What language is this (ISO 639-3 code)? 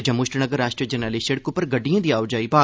doi